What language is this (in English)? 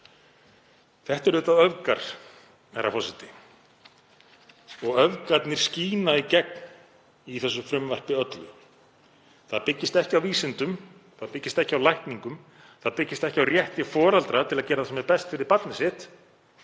Icelandic